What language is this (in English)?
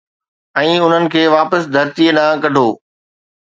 Sindhi